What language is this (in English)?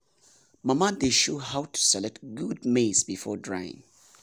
Nigerian Pidgin